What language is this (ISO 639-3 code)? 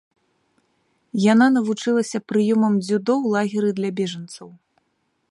bel